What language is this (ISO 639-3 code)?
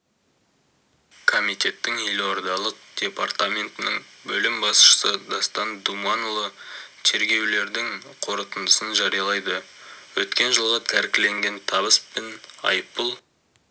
kaz